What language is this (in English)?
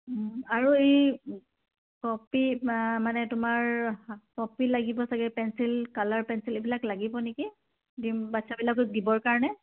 Assamese